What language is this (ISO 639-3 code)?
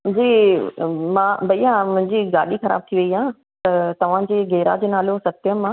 snd